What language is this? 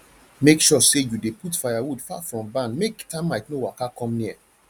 Nigerian Pidgin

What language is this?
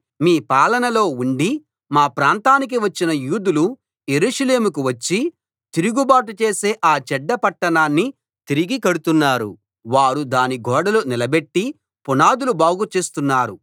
Telugu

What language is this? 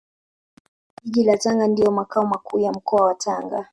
Swahili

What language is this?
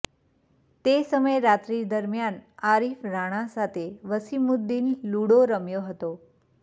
Gujarati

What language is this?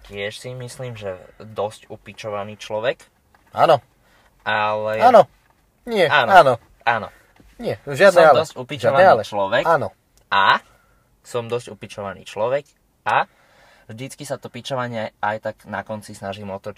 Slovak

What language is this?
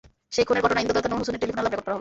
Bangla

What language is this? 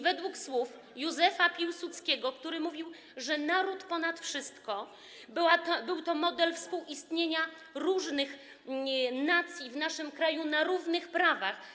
Polish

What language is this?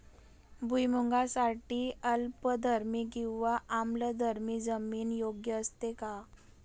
Marathi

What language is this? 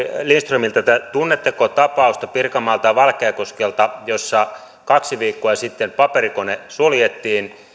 Finnish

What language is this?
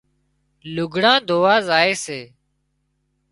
Wadiyara Koli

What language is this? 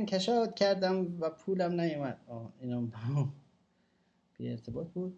Persian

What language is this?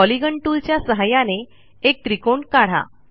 Marathi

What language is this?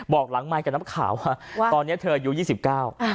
Thai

